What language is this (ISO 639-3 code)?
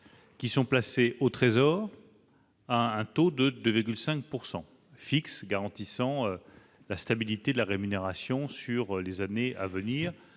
fra